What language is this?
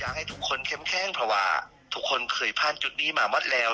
Thai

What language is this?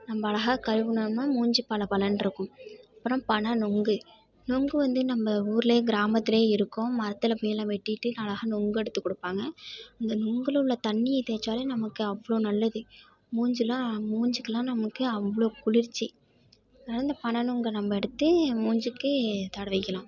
Tamil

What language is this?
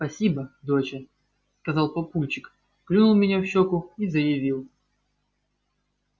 Russian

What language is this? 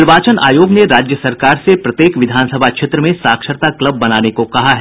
Hindi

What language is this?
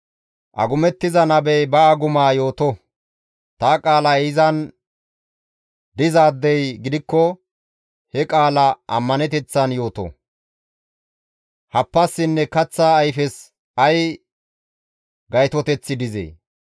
Gamo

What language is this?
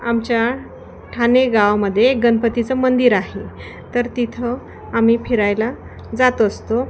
Marathi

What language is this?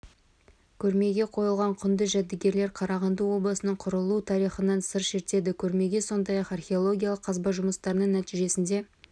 Kazakh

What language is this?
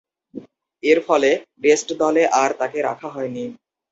Bangla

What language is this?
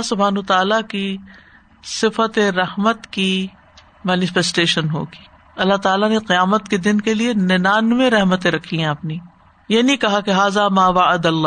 Urdu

